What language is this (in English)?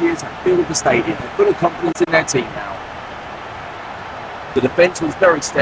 Vietnamese